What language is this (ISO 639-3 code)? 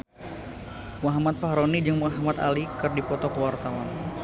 sun